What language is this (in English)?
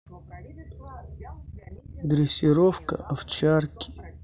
Russian